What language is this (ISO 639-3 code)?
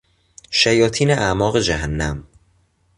fas